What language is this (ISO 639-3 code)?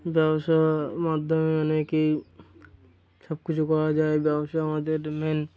ben